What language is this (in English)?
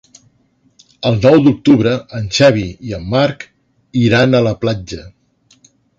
Catalan